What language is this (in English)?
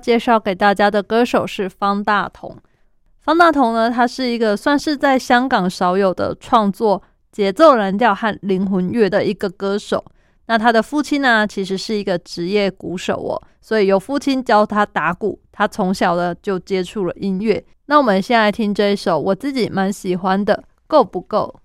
Chinese